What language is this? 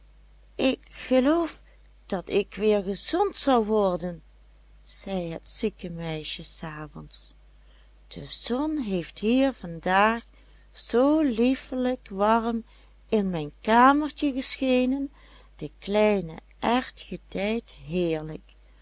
Dutch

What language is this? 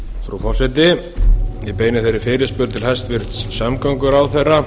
Icelandic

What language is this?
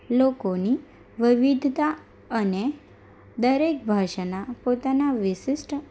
Gujarati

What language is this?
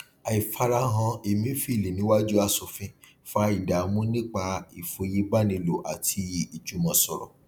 Yoruba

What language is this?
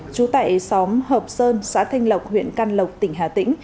Vietnamese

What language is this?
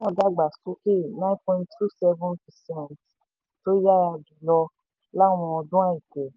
Yoruba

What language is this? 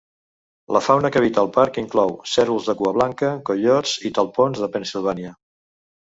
Catalan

